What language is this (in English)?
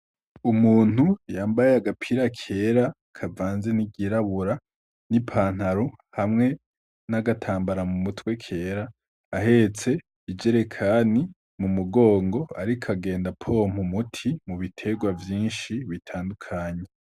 Rundi